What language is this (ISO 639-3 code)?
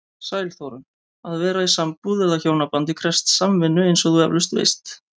isl